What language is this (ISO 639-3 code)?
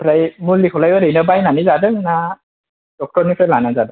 brx